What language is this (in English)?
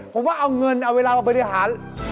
Thai